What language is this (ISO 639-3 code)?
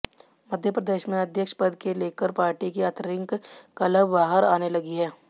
hin